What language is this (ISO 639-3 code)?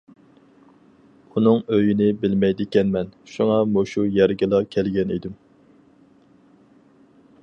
uig